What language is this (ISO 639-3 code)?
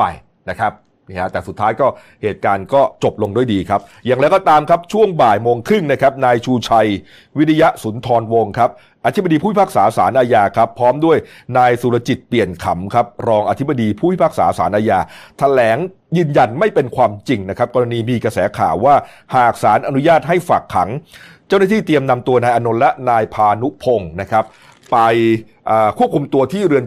tha